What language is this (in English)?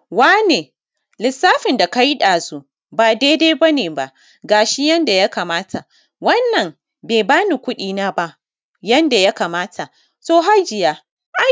Hausa